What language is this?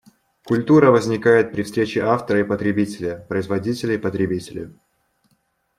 Russian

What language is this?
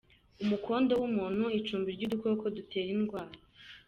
Kinyarwanda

